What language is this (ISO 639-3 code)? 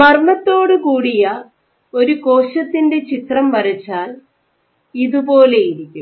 mal